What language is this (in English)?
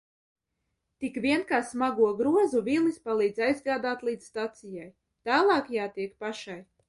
Latvian